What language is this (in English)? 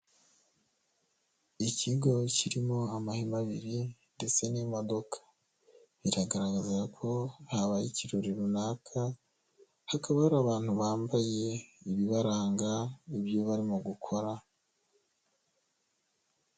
Kinyarwanda